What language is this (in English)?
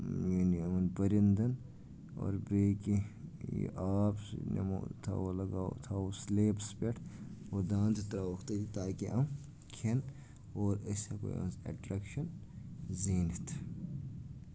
Kashmiri